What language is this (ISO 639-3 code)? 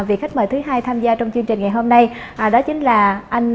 vie